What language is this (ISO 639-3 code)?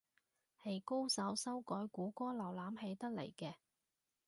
yue